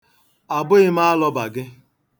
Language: Igbo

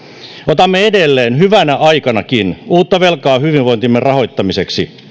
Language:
Finnish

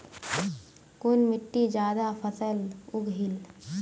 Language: Magahi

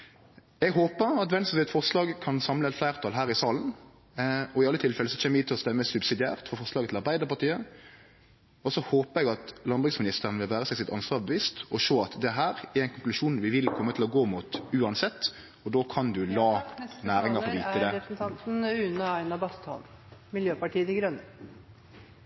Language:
Norwegian Nynorsk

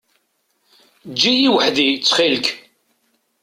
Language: Kabyle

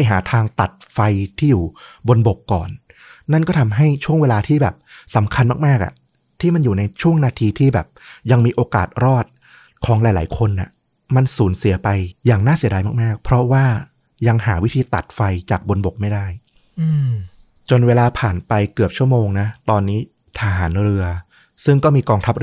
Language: Thai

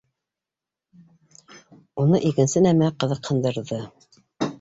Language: Bashkir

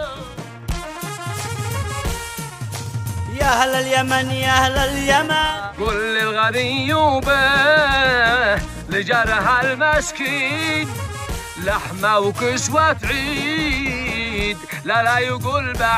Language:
Dutch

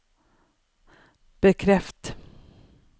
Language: Norwegian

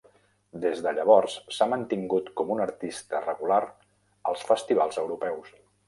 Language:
Catalan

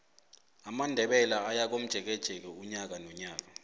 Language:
South Ndebele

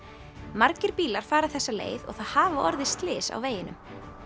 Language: Icelandic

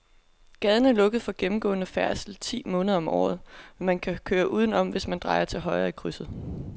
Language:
Danish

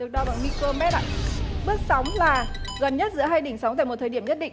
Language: Vietnamese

